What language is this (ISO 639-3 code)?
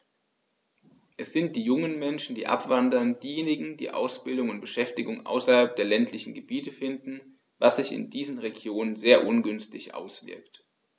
deu